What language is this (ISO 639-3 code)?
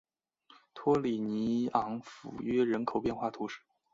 zho